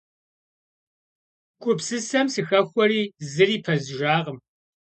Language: Kabardian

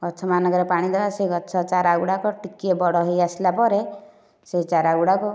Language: Odia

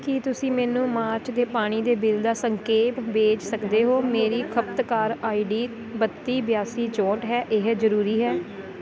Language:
Punjabi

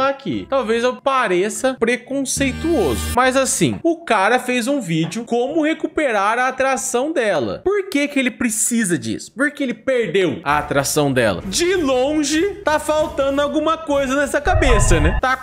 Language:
Portuguese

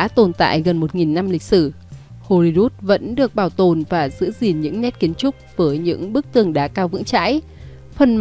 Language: Vietnamese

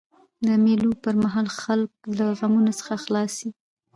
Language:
Pashto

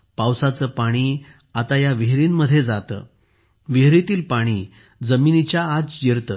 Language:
Marathi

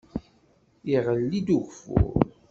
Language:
Kabyle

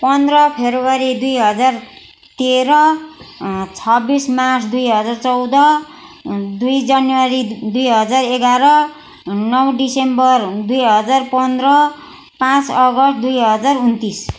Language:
Nepali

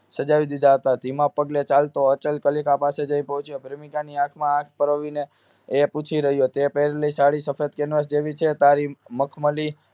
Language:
Gujarati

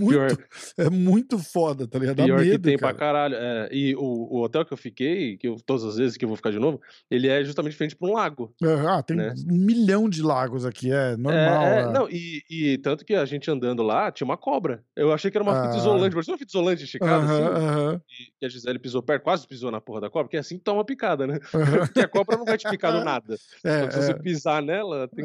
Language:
Portuguese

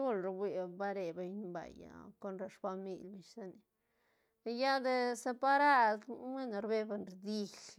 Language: Santa Catarina Albarradas Zapotec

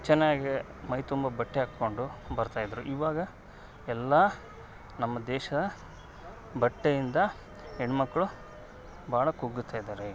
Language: Kannada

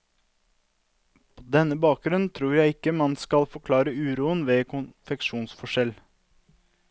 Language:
Norwegian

